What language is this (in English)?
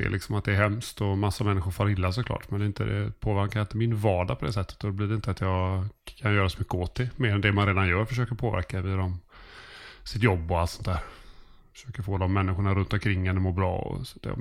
Swedish